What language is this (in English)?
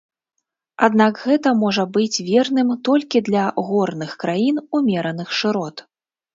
Belarusian